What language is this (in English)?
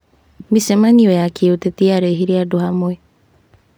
Kikuyu